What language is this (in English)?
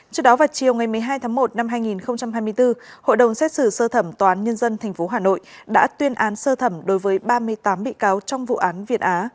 Vietnamese